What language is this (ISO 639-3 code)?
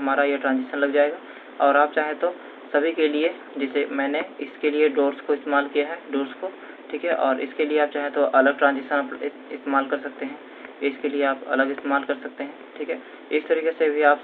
hin